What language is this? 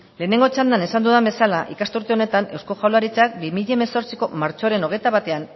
Basque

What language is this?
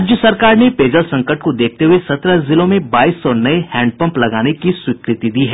Hindi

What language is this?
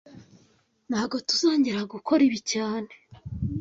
Kinyarwanda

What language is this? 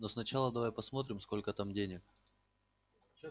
Russian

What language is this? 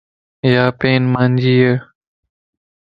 Lasi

